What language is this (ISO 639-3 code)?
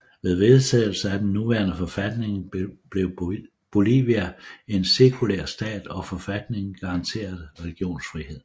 dan